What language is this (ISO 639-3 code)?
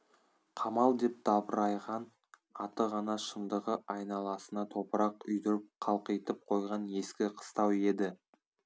kaz